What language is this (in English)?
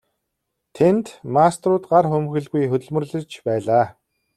Mongolian